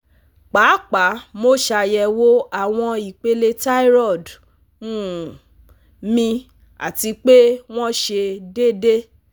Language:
Yoruba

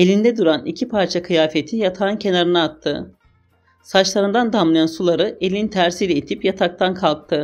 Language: Turkish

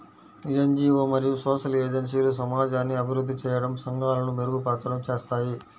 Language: Telugu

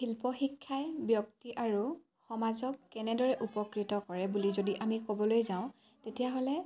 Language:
Assamese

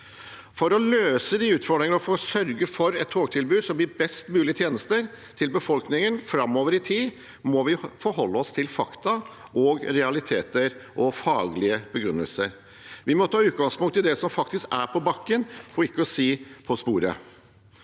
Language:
Norwegian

